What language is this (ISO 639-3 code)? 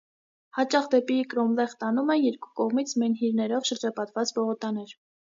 hye